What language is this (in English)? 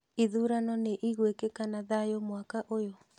Kikuyu